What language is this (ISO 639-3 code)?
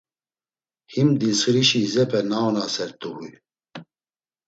lzz